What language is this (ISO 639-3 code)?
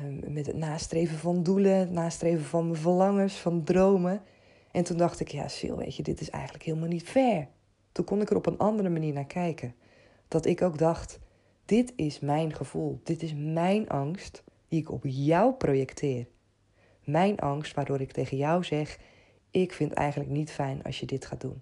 nld